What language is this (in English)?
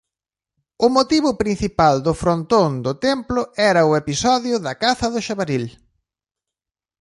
Galician